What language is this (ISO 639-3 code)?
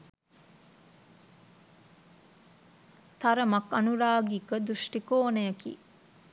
sin